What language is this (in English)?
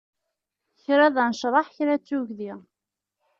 Kabyle